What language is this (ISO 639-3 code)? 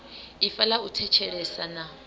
ven